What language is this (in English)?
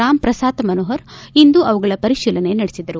Kannada